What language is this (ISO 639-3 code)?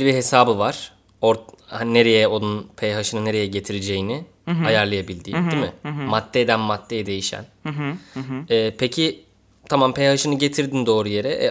tur